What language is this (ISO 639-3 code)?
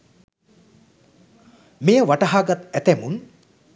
sin